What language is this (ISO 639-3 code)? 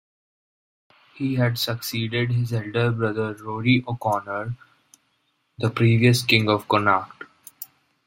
eng